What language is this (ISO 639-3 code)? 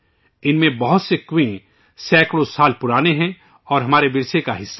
urd